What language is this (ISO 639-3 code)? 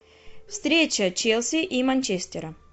rus